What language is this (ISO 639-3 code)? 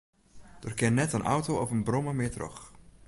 fry